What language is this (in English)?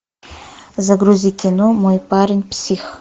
Russian